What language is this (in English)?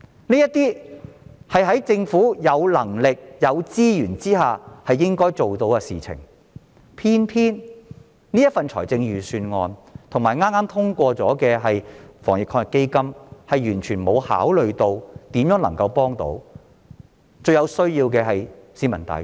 Cantonese